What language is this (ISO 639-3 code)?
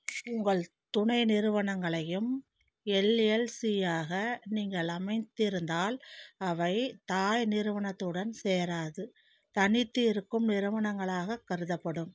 tam